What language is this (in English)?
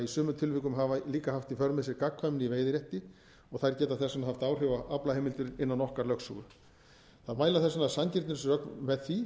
Icelandic